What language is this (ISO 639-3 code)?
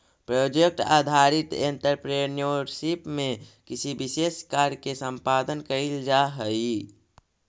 mag